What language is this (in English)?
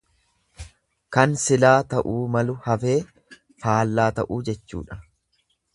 Oromo